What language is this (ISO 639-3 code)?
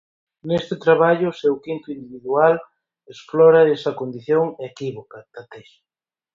glg